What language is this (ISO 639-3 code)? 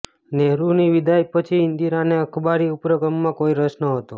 guj